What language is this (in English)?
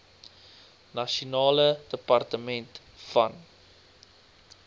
Afrikaans